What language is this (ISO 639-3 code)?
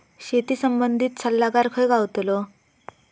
mar